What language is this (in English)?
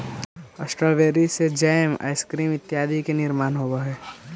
Magahi